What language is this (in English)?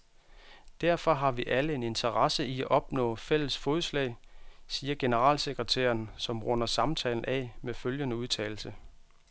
Danish